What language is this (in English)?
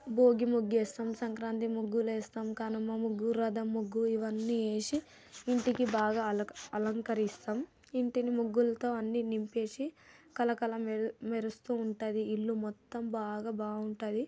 Telugu